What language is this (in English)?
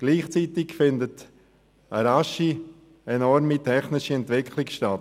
Swiss German